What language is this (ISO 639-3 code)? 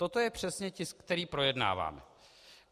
ces